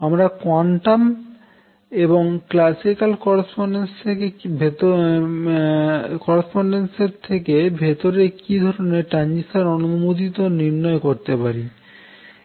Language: Bangla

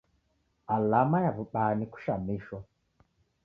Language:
Taita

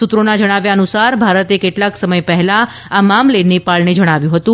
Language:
Gujarati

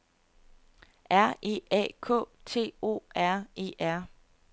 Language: Danish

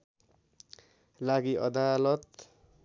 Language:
Nepali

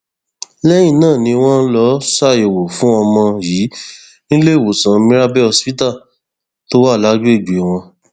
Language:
Yoruba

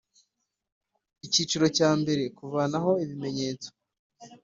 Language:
Kinyarwanda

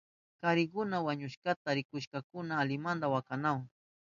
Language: Southern Pastaza Quechua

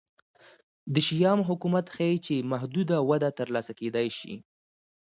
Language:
Pashto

